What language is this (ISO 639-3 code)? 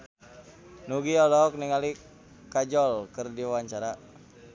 sun